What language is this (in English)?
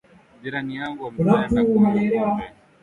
Swahili